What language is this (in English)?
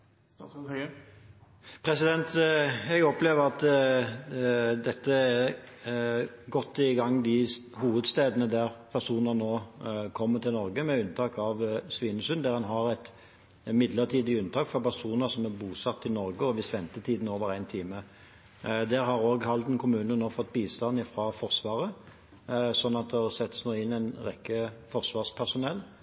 Norwegian Bokmål